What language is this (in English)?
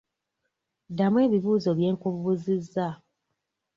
Ganda